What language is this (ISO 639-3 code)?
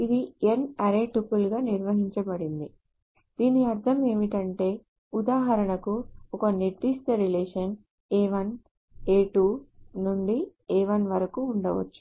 tel